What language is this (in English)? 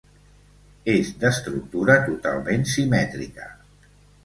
Catalan